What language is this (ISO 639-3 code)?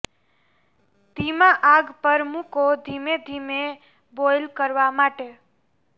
guj